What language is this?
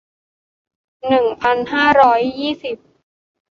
Thai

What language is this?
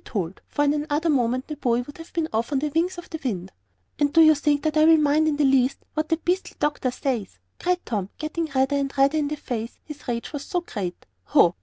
English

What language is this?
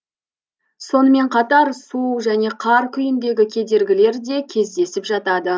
Kazakh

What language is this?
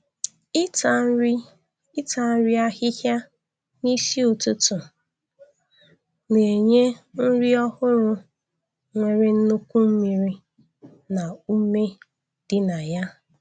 Igbo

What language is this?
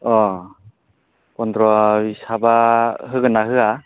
Bodo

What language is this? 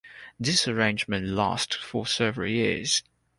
English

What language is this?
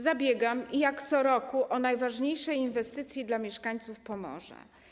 Polish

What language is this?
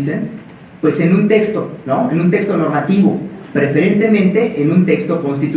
Spanish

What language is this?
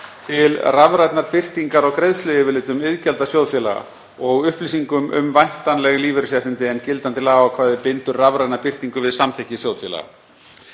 Icelandic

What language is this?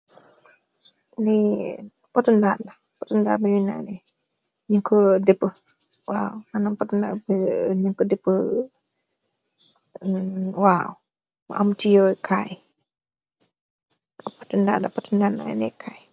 Wolof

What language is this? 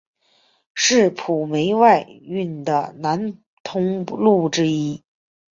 Chinese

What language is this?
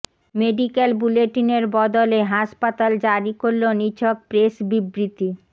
Bangla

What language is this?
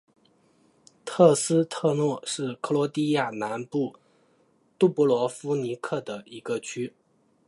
Chinese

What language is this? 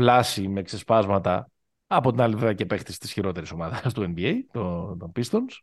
Greek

